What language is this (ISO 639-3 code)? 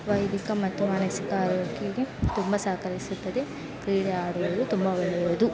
kan